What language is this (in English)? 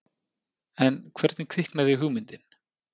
Icelandic